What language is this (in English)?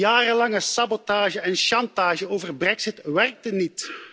Dutch